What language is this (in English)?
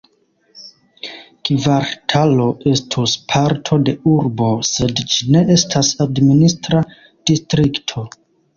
Esperanto